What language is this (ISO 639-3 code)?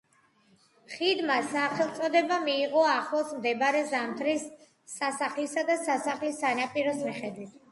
kat